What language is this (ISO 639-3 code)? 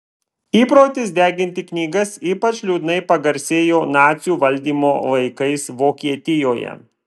lit